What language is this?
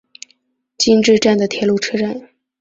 Chinese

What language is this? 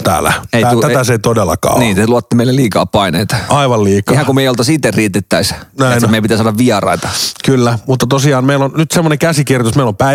Finnish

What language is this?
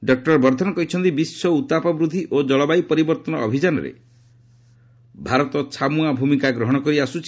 Odia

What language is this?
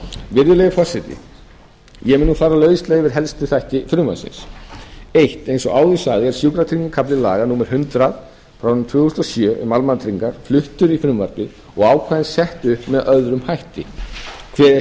Icelandic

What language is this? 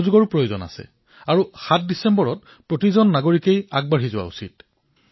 Assamese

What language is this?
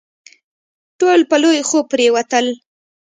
Pashto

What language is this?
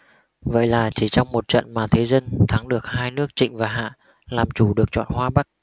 Vietnamese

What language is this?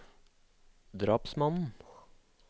Norwegian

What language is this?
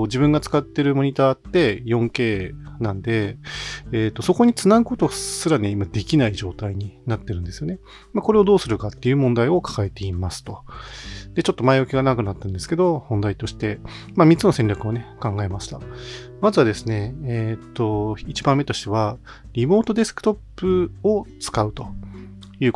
Japanese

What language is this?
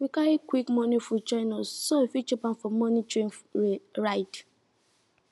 Nigerian Pidgin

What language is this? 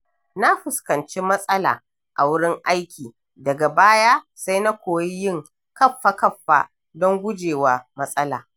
Hausa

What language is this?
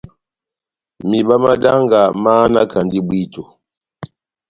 Batanga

